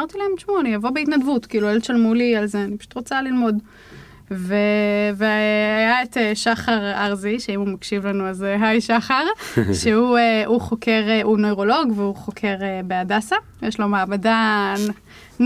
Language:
Hebrew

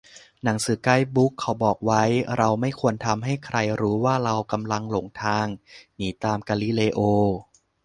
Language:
Thai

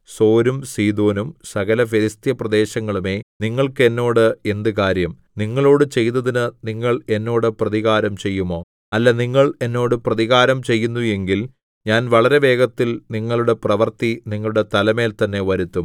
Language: Malayalam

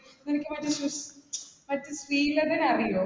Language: Malayalam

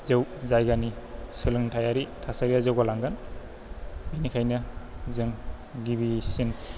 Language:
Bodo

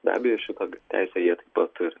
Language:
Lithuanian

